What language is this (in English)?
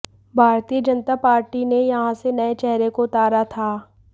Hindi